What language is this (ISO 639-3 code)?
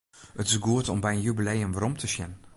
fry